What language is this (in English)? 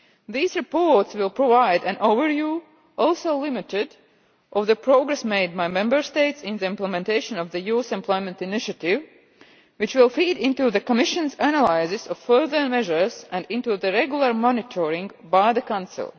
English